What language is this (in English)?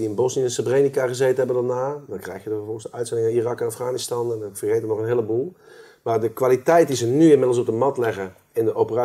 Dutch